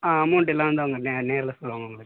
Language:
Tamil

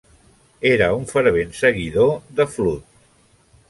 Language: Catalan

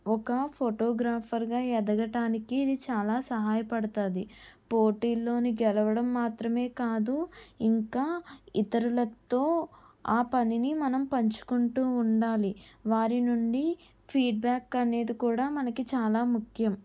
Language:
Telugu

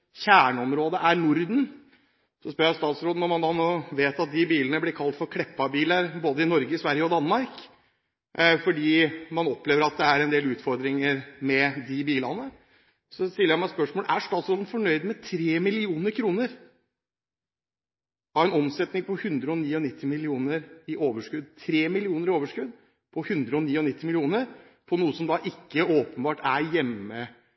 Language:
Norwegian Bokmål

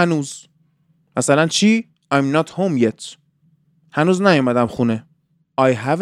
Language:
Persian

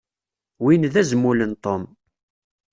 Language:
Kabyle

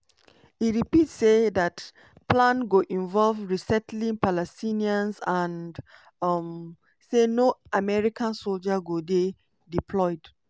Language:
Nigerian Pidgin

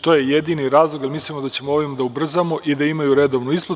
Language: Serbian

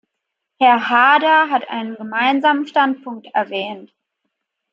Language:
German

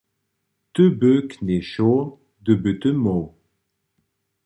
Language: Upper Sorbian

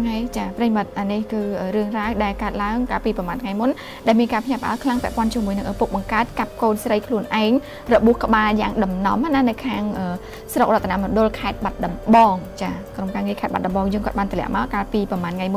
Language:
Vietnamese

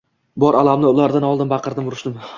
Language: Uzbek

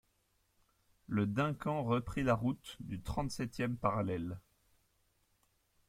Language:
French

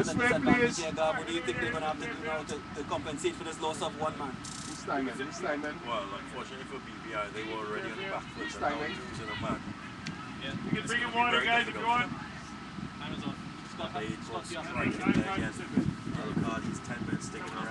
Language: English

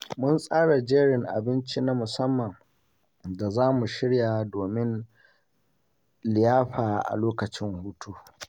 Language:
Hausa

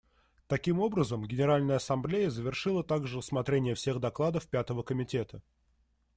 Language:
Russian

